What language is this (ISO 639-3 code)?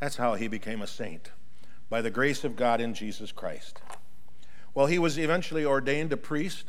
eng